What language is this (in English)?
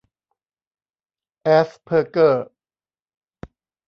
Thai